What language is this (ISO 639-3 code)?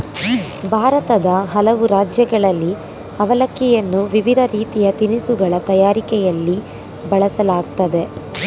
kan